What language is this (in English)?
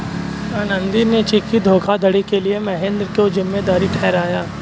Hindi